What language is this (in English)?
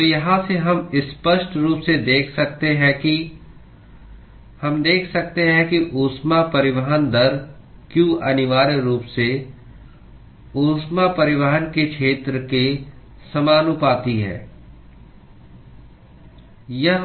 Hindi